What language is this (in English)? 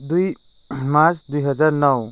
Nepali